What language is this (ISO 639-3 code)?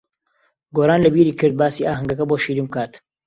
ckb